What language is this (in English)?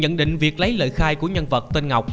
Vietnamese